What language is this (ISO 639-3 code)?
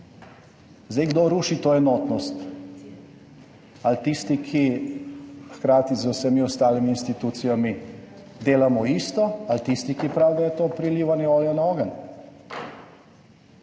slv